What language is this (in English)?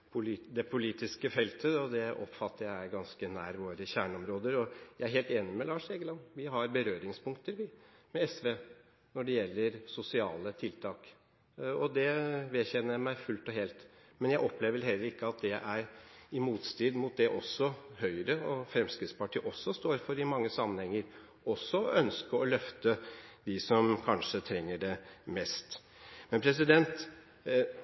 Norwegian Bokmål